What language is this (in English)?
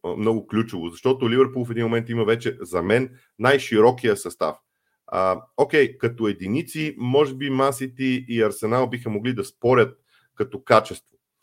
Bulgarian